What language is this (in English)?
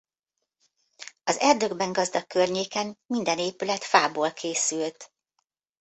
Hungarian